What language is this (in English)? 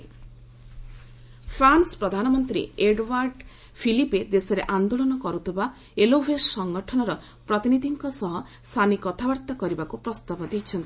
Odia